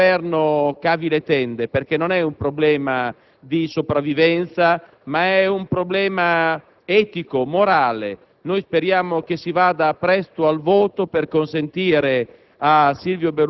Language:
Italian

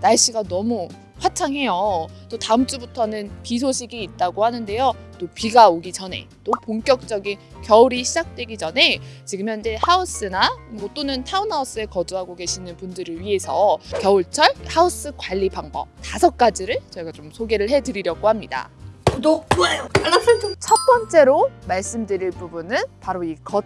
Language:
Korean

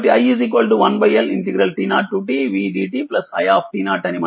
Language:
Telugu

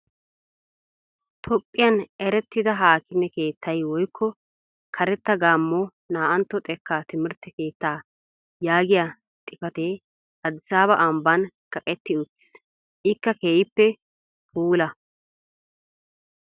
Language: Wolaytta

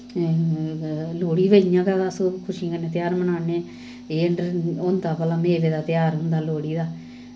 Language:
Dogri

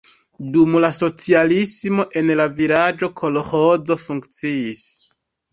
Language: Esperanto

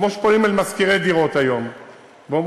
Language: Hebrew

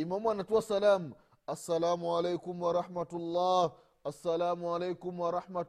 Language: Swahili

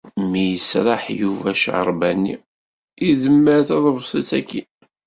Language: Kabyle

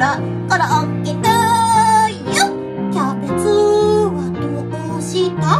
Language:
Japanese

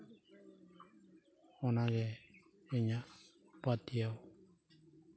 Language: Santali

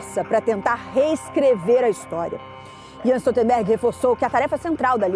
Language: Portuguese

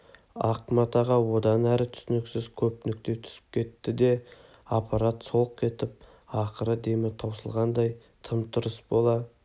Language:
Kazakh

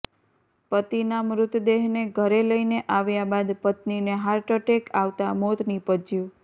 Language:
Gujarati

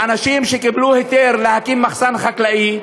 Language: Hebrew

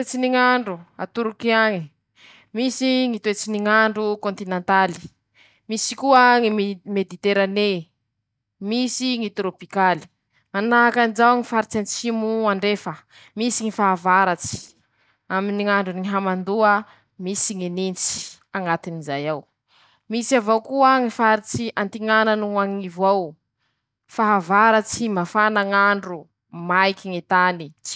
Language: Masikoro Malagasy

